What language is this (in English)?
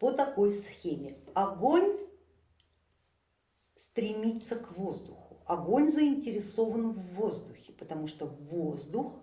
Russian